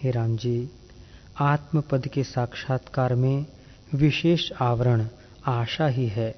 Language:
Hindi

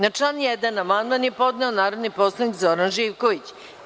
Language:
Serbian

